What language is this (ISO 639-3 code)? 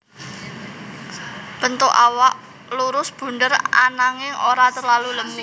jav